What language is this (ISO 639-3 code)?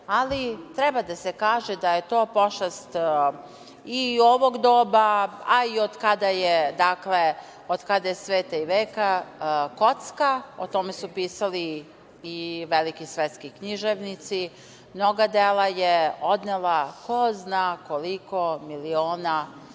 srp